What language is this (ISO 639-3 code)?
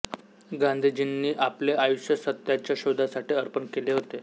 mar